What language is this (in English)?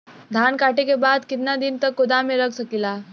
Bhojpuri